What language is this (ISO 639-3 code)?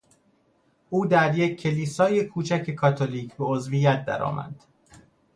fas